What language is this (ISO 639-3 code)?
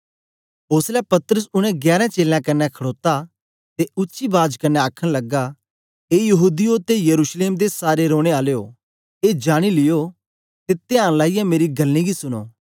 doi